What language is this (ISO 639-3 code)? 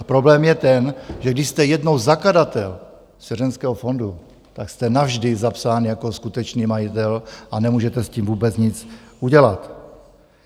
ces